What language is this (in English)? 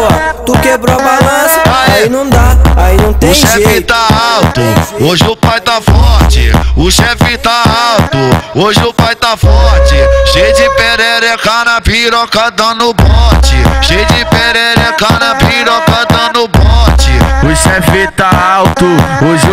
Portuguese